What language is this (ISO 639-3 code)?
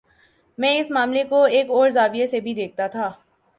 urd